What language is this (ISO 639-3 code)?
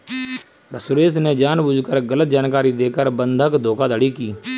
hin